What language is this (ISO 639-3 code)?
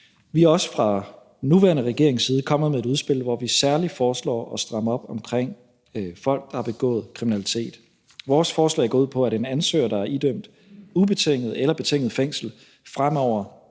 dan